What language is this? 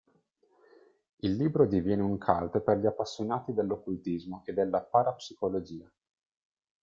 Italian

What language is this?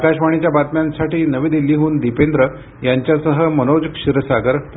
Marathi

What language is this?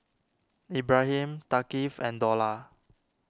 English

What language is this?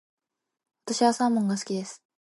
Japanese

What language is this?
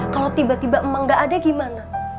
Indonesian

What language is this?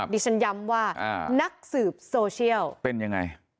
Thai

